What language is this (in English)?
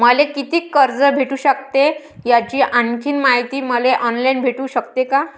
Marathi